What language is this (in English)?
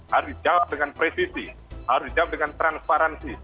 Indonesian